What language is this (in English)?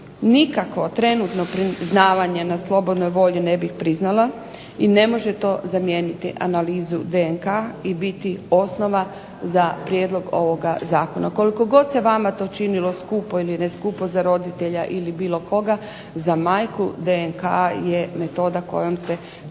Croatian